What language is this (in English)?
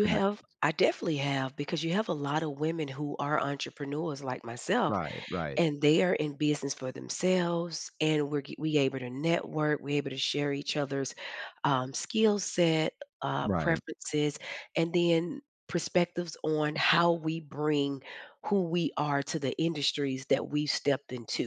English